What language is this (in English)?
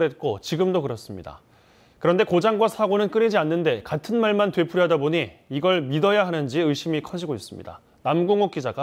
Korean